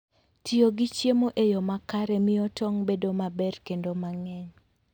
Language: Luo (Kenya and Tanzania)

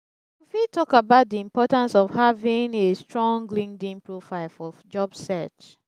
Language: Nigerian Pidgin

